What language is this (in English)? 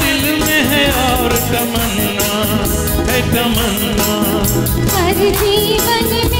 Hindi